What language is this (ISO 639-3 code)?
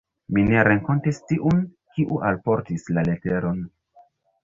epo